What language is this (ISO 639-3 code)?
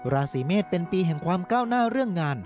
tha